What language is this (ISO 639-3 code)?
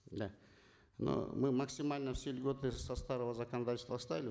kaz